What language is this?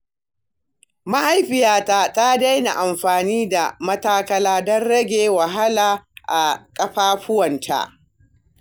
Hausa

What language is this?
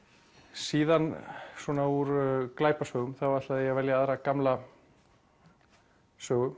Icelandic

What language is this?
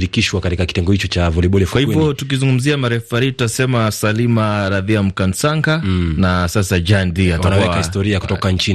Swahili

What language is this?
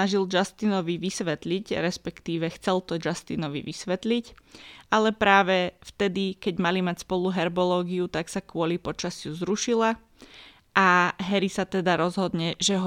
Slovak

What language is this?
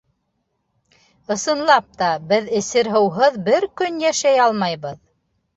Bashkir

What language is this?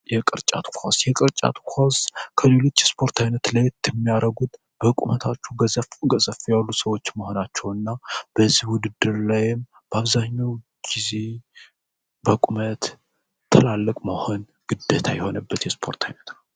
Amharic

